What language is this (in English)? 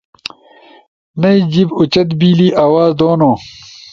Ushojo